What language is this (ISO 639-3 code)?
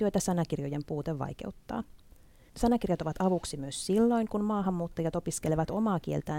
fin